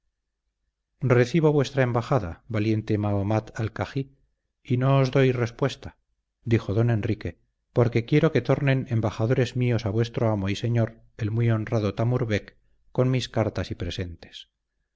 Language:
Spanish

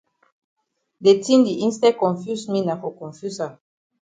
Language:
Cameroon Pidgin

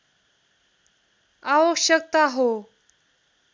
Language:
Nepali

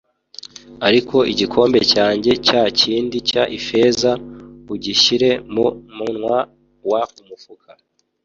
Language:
Kinyarwanda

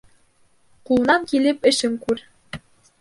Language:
Bashkir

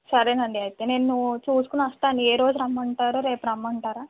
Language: Telugu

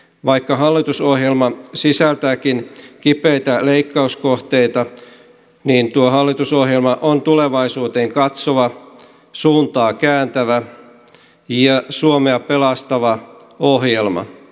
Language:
Finnish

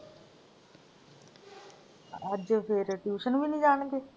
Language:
Punjabi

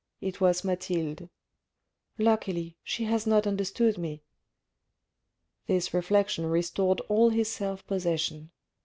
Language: English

